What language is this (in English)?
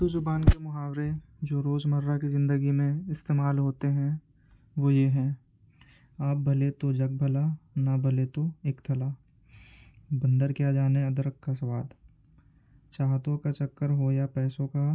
Urdu